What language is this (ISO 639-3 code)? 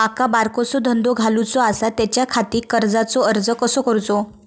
mar